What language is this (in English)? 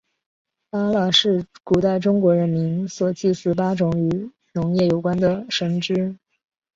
Chinese